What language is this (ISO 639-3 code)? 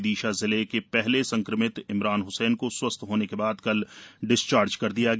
hin